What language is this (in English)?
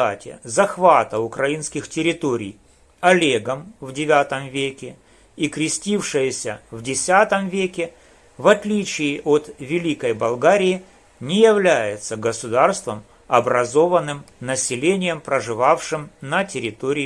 Russian